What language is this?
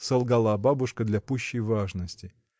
Russian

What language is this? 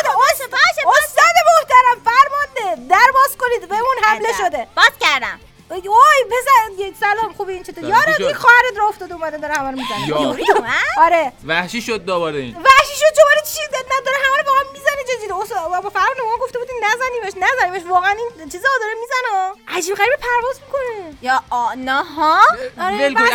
Persian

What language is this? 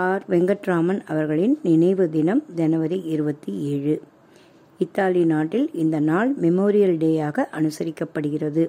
Tamil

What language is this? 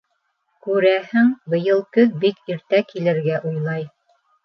Bashkir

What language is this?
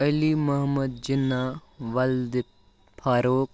Kashmiri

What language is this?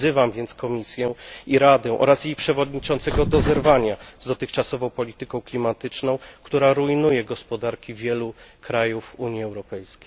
Polish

